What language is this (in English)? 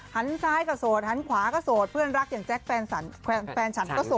Thai